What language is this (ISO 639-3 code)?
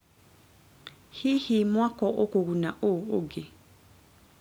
kik